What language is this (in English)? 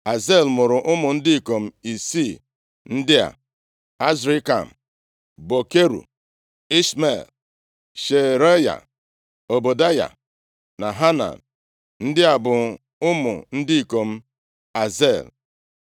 Igbo